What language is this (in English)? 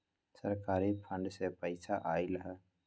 Magahi